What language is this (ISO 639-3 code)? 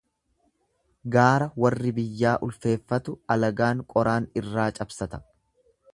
orm